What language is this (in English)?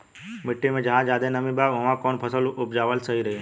Bhojpuri